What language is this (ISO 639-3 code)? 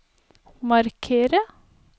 nor